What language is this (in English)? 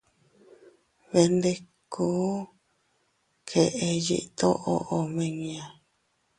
Teutila Cuicatec